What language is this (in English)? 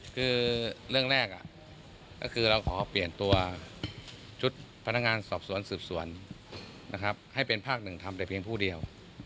Thai